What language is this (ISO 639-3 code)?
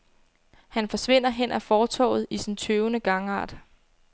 dan